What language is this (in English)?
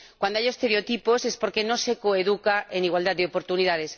Spanish